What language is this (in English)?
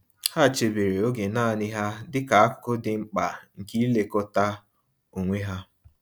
Igbo